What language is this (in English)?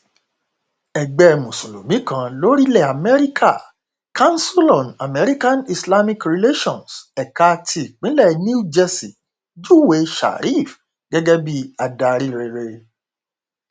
Yoruba